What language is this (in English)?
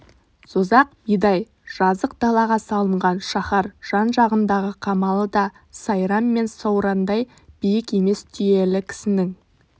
Kazakh